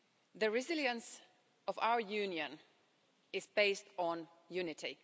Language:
English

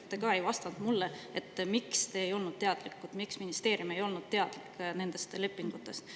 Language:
Estonian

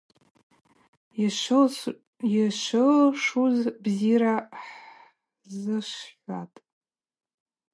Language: Abaza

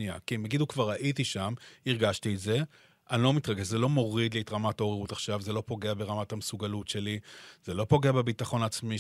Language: Hebrew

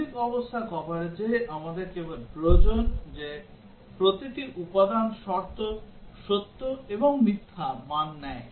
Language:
Bangla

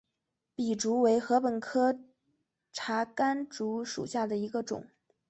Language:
Chinese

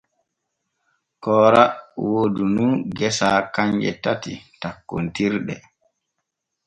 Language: Borgu Fulfulde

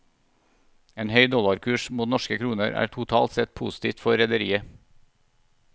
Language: Norwegian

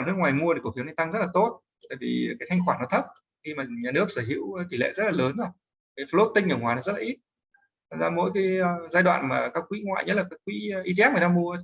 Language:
Vietnamese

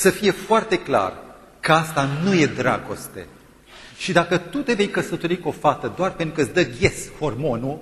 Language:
Romanian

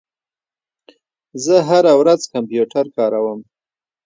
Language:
Pashto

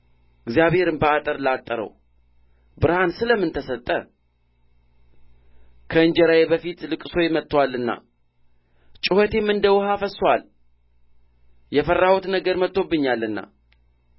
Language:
Amharic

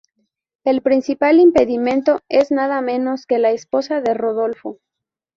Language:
Spanish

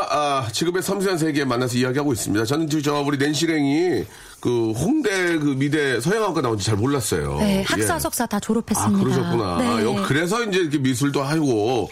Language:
Korean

